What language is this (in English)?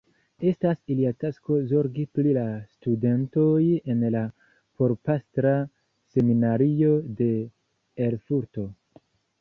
Esperanto